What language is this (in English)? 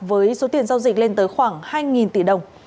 Vietnamese